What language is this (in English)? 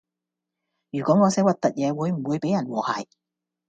Cantonese